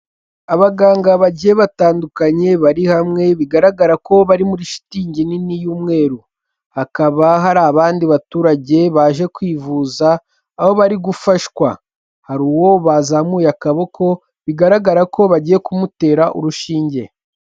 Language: Kinyarwanda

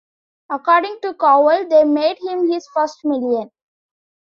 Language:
English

